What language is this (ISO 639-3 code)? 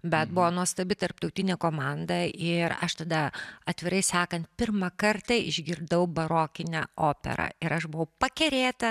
lit